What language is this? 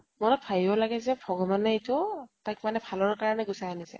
Assamese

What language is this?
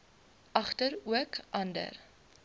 Afrikaans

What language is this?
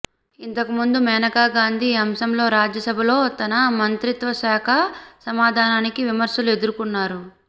Telugu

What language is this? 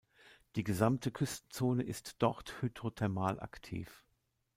German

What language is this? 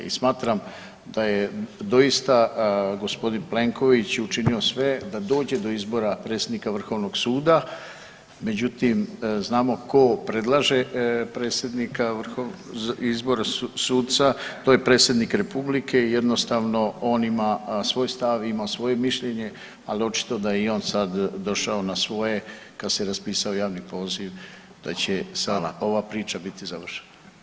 Croatian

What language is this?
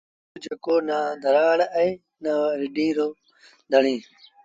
Sindhi Bhil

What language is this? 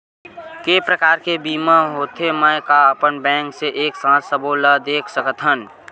Chhattisgarhi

